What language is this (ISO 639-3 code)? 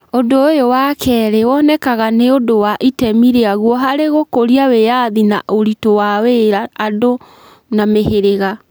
kik